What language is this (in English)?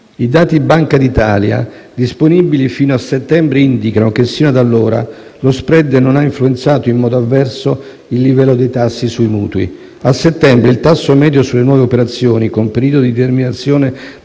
Italian